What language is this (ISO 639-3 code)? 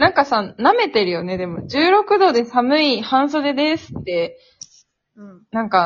jpn